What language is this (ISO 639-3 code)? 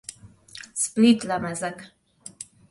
hun